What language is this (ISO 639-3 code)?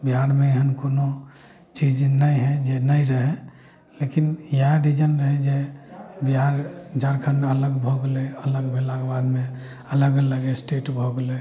mai